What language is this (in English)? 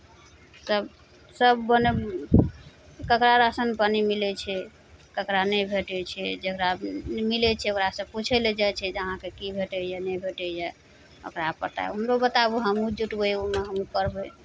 Maithili